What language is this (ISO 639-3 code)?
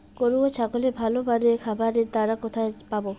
ben